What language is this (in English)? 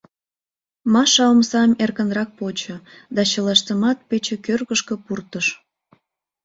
Mari